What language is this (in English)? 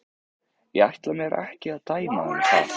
Icelandic